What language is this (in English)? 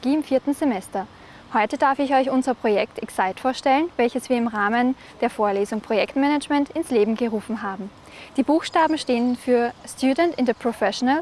German